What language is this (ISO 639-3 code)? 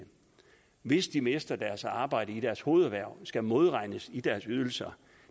dan